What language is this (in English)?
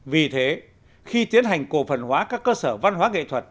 Vietnamese